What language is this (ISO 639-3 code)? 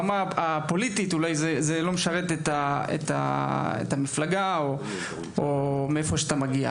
heb